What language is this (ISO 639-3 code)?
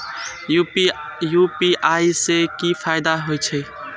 mai